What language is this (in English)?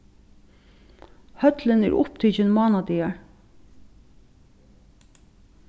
Faroese